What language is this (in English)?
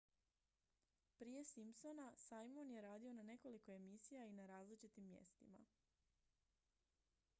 Croatian